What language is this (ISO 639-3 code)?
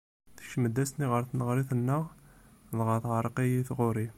kab